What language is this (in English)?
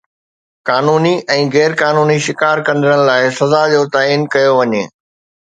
Sindhi